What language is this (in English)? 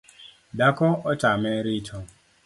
Luo (Kenya and Tanzania)